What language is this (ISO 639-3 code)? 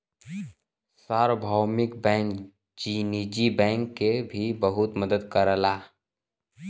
bho